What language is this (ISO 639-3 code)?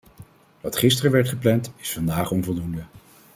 nld